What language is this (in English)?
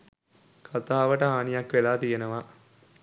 Sinhala